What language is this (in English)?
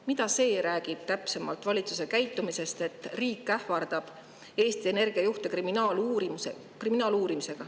Estonian